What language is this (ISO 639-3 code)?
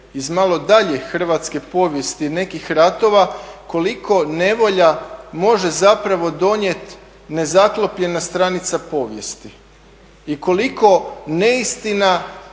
hrv